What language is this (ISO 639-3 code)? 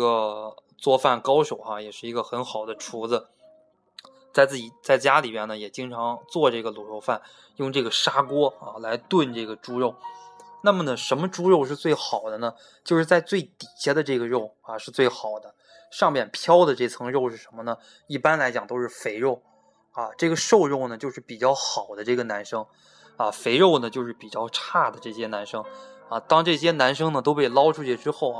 zho